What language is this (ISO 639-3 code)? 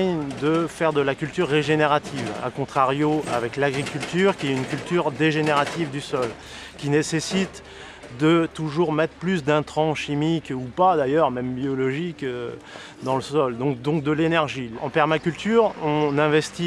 fra